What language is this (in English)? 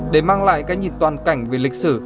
Vietnamese